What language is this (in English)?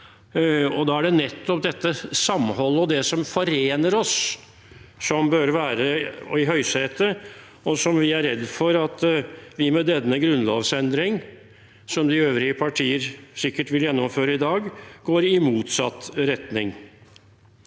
Norwegian